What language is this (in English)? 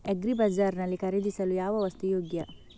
Kannada